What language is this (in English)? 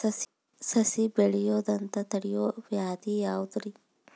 Kannada